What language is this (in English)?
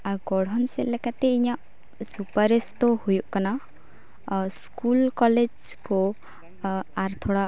Santali